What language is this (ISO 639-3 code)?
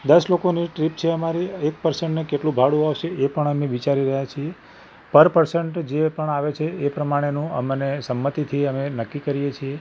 guj